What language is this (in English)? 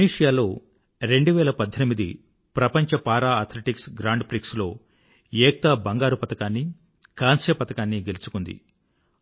Telugu